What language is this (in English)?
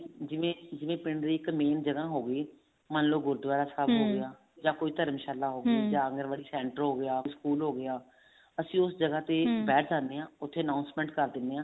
Punjabi